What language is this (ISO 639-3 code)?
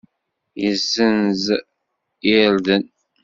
kab